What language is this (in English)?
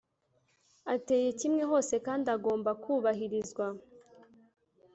Kinyarwanda